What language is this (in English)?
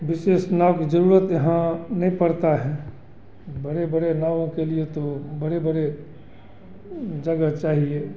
Hindi